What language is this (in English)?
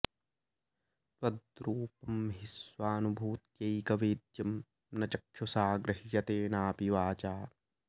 Sanskrit